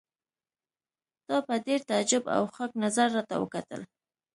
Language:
Pashto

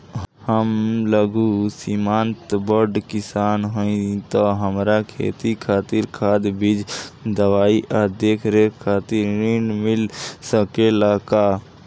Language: Bhojpuri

